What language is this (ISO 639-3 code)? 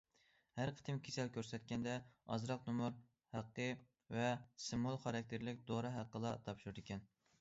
uig